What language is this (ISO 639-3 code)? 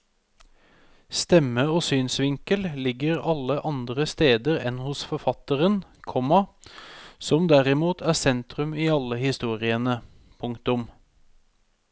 nor